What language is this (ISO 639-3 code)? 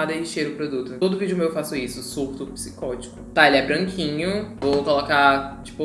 por